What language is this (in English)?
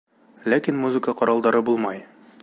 Bashkir